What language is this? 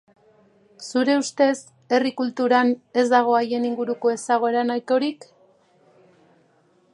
Basque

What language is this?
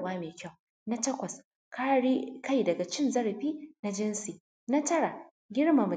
Hausa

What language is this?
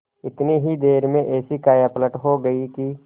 Hindi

